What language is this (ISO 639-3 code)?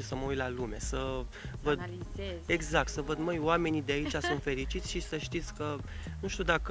ron